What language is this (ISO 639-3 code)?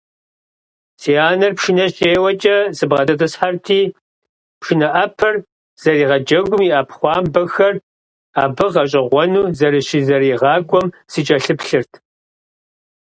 kbd